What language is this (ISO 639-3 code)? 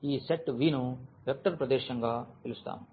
tel